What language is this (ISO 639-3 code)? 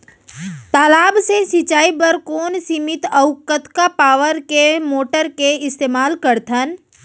hne